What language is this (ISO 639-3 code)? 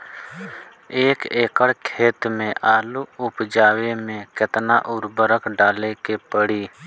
bho